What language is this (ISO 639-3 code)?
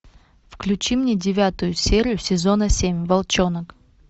rus